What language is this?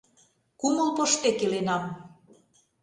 Mari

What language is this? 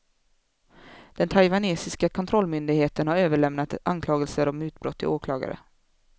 Swedish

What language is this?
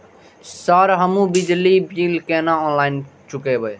Maithili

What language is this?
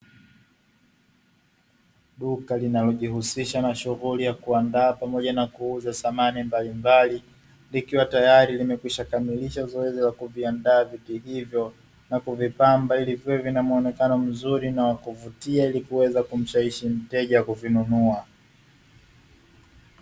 Swahili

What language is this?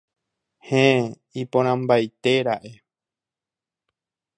Guarani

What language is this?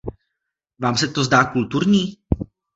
Czech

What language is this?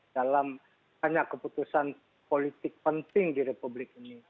Indonesian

